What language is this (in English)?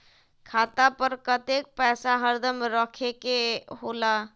Magahi